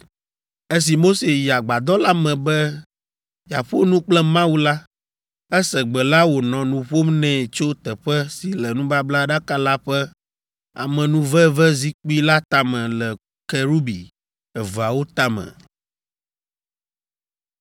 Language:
Ewe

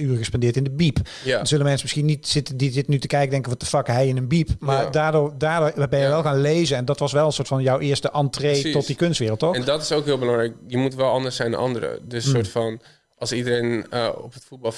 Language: Dutch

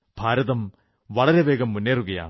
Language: Malayalam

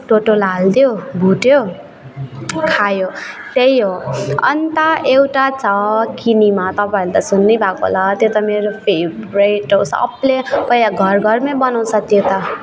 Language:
Nepali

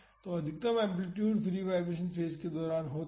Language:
Hindi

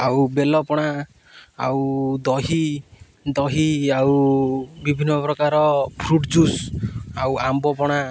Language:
Odia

